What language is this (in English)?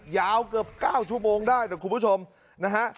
Thai